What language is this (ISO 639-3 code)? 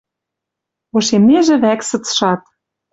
mrj